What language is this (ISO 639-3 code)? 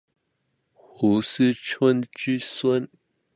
zho